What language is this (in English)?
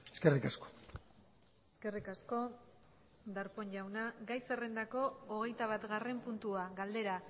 Basque